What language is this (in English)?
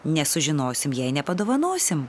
Lithuanian